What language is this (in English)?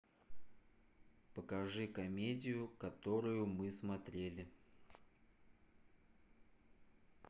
Russian